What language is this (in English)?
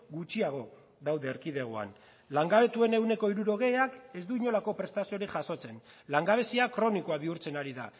Basque